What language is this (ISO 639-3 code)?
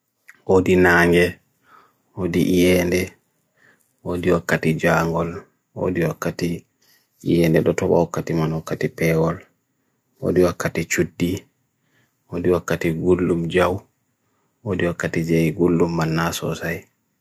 fui